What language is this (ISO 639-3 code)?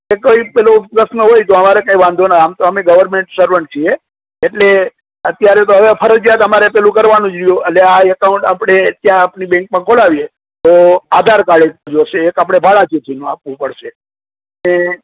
guj